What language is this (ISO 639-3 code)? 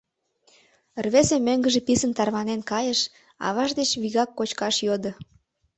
chm